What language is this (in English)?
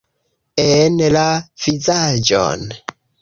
Esperanto